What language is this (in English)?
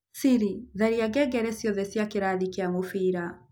Kikuyu